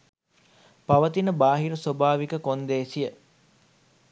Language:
Sinhala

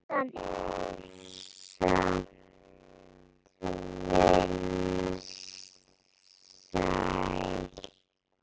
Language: Icelandic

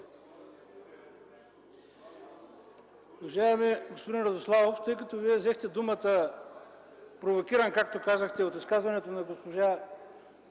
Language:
Bulgarian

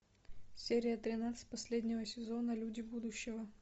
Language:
Russian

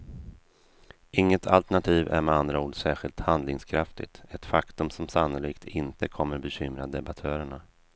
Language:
Swedish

